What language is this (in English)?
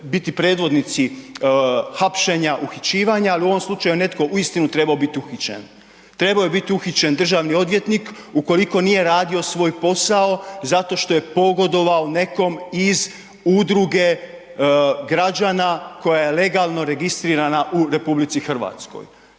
Croatian